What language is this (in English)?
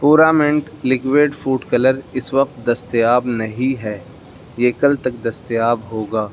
Urdu